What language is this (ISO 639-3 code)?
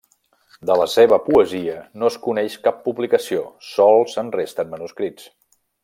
cat